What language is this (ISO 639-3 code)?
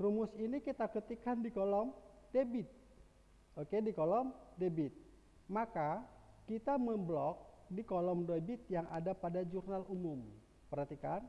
ind